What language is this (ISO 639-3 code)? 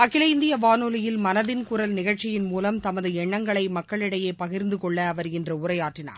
tam